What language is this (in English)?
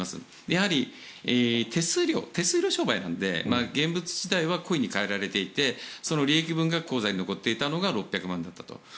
Japanese